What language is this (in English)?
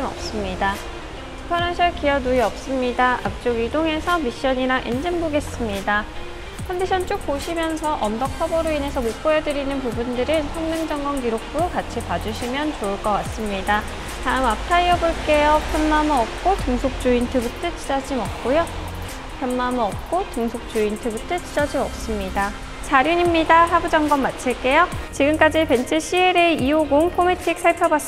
Korean